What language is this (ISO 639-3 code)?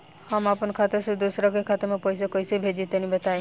bho